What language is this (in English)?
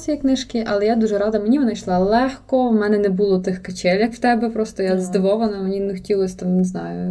Ukrainian